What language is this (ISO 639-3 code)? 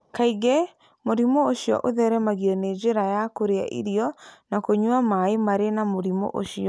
kik